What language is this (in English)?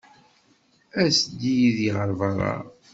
Kabyle